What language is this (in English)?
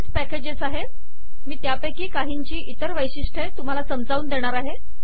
Marathi